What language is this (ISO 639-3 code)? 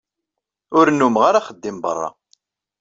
kab